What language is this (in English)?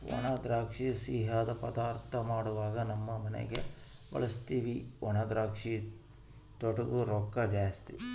Kannada